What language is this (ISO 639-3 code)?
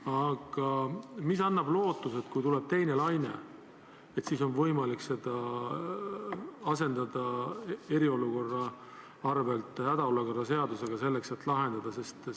est